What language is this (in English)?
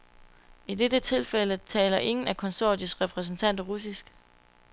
Danish